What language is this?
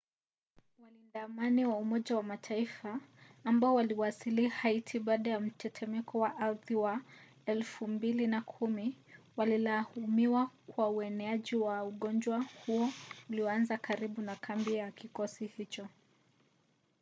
Swahili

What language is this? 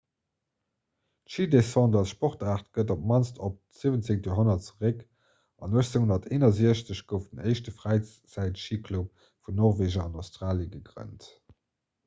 Luxembourgish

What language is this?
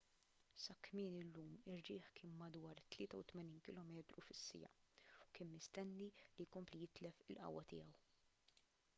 Maltese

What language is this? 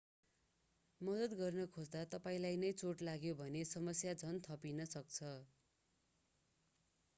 Nepali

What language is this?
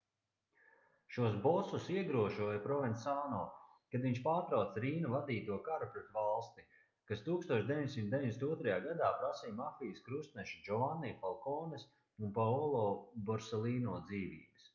Latvian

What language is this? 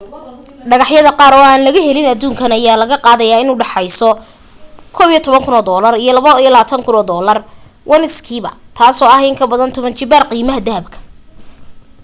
Somali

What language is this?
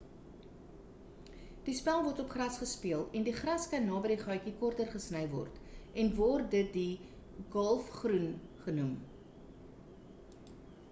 Afrikaans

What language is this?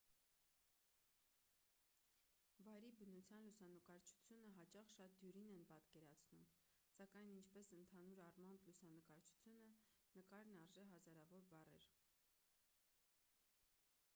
Armenian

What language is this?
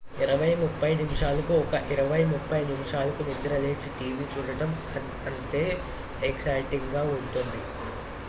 Telugu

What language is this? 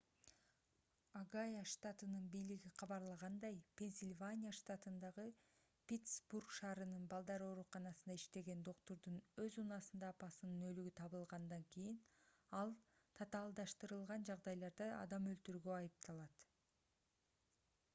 Kyrgyz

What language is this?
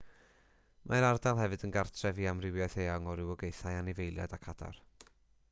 Welsh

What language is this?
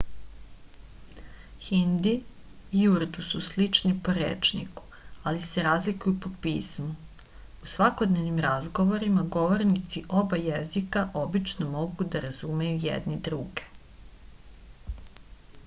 Serbian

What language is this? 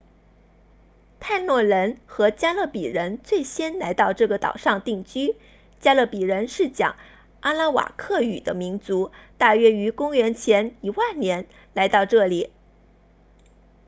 Chinese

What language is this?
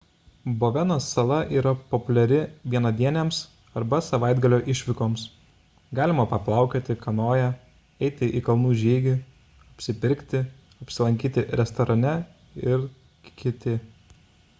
Lithuanian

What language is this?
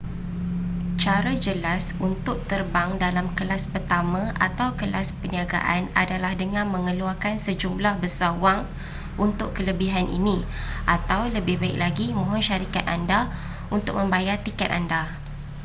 Malay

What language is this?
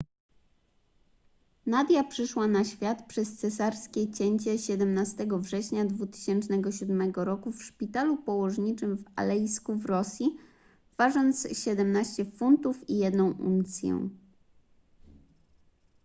Polish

